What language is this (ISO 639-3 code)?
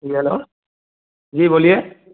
hin